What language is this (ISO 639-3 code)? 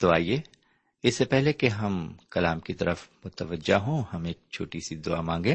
urd